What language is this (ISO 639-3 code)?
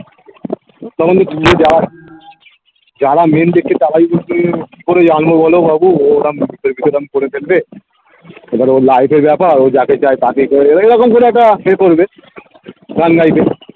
ben